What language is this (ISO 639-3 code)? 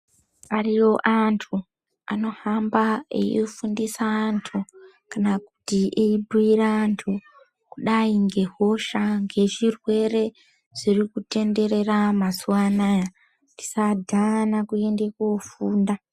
ndc